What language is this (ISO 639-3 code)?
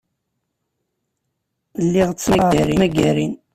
kab